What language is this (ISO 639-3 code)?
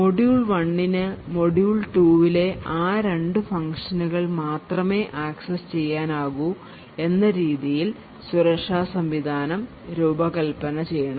mal